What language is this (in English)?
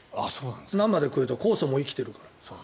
Japanese